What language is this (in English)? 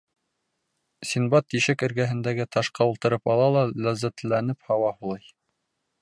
Bashkir